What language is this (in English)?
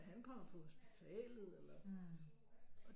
Danish